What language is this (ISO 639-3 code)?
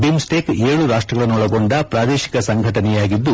kan